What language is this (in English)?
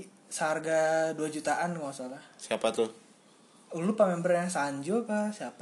Indonesian